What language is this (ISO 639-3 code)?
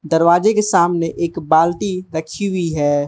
hin